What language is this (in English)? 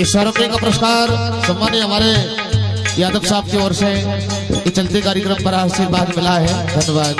Hindi